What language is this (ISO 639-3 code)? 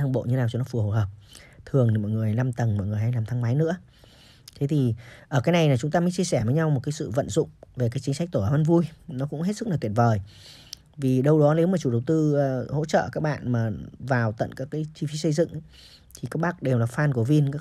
vie